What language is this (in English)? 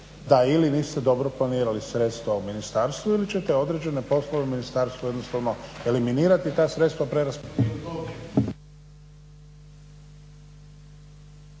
Croatian